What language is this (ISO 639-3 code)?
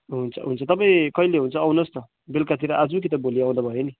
nep